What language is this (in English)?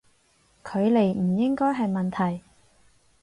Cantonese